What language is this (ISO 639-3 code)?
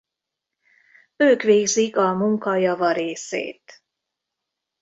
hun